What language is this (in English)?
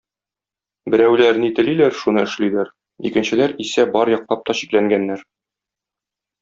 Tatar